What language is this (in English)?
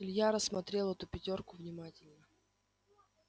Russian